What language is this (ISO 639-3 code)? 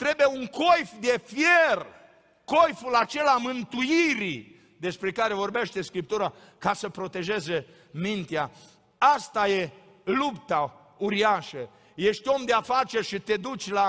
ron